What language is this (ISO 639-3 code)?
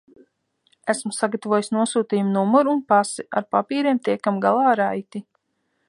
lav